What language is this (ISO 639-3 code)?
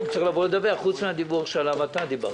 heb